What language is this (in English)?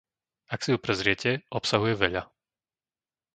Slovak